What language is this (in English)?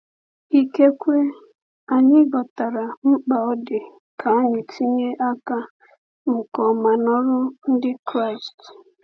Igbo